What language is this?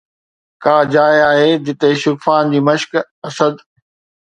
Sindhi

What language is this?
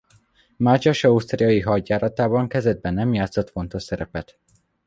Hungarian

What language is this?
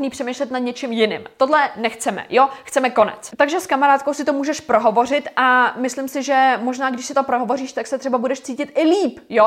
Czech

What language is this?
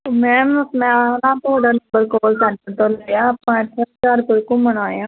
Punjabi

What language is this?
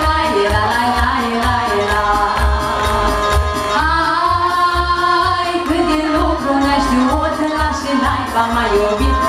Thai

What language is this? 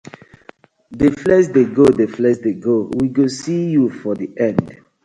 Nigerian Pidgin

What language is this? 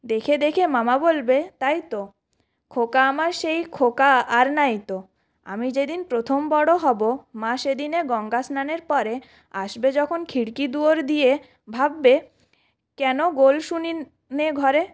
Bangla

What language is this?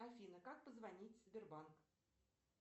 Russian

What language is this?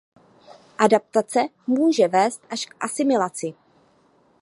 Czech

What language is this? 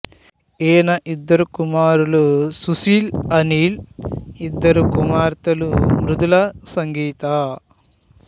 Telugu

